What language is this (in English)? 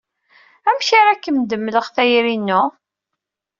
Kabyle